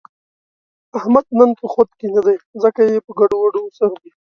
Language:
Pashto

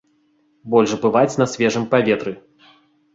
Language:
Belarusian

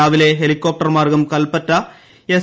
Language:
Malayalam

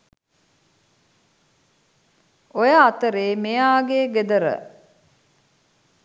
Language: Sinhala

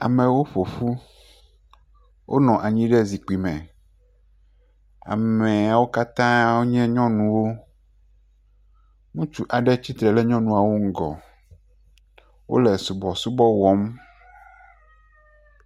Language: Ewe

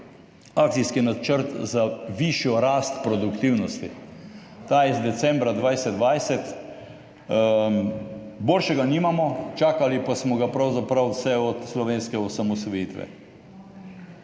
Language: Slovenian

